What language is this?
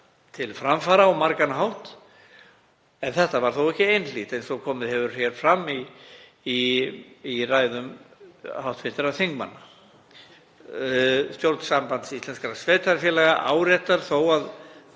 Icelandic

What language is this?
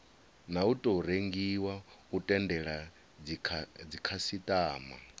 Venda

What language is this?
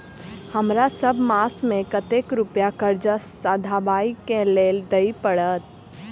Maithili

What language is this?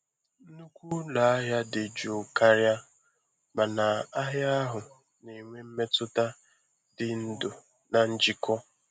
Igbo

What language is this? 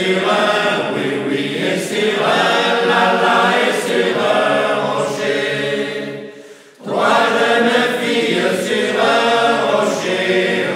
Greek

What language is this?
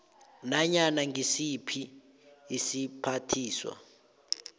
South Ndebele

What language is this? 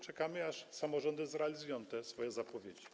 Polish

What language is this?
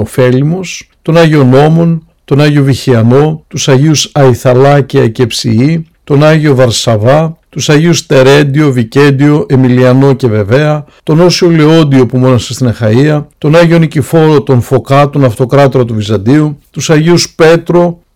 Greek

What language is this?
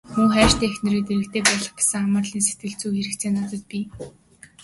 Mongolian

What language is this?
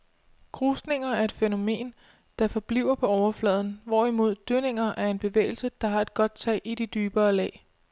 Danish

